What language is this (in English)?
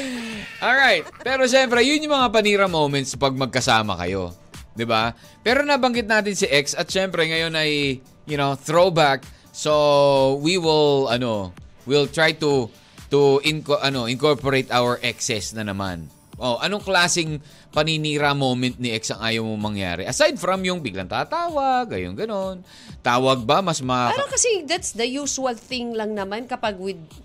Filipino